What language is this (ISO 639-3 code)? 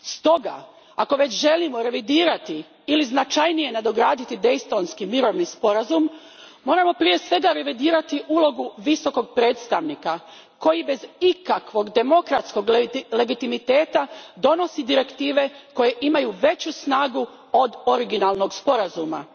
hrv